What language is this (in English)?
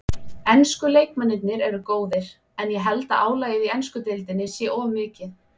Icelandic